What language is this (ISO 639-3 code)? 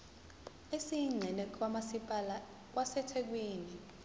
zul